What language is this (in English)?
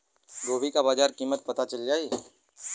Bhojpuri